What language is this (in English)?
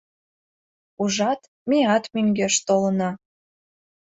Mari